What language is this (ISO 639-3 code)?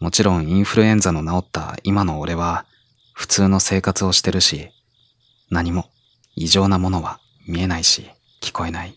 jpn